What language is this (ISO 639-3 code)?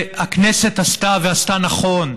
heb